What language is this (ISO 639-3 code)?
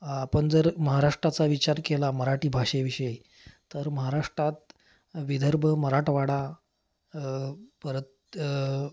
mar